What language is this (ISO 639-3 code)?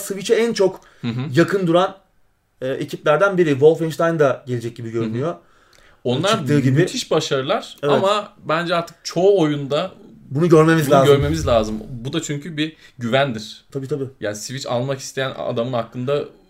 tur